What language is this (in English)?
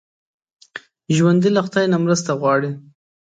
Pashto